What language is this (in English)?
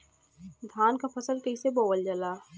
Bhojpuri